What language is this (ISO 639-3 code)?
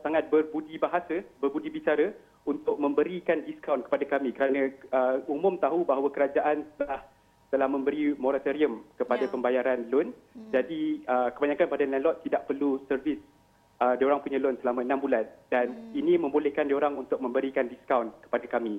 msa